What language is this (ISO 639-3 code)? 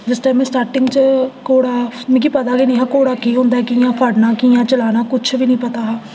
doi